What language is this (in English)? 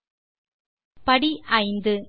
Tamil